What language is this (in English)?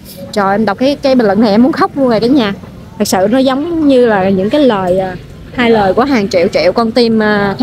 Vietnamese